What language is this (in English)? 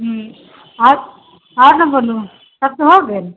Maithili